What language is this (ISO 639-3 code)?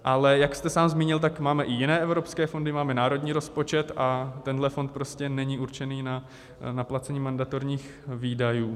ces